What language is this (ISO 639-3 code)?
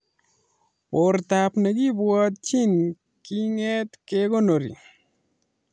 kln